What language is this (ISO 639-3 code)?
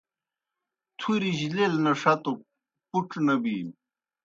plk